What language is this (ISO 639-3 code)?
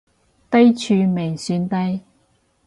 yue